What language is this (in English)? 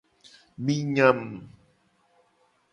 Gen